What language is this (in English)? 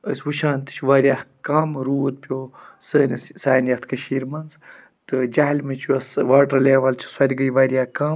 Kashmiri